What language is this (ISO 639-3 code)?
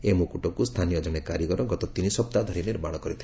ori